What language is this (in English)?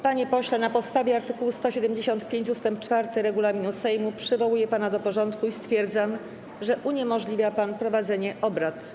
Polish